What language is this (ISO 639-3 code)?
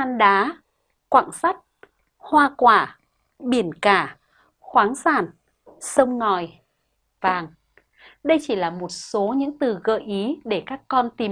vie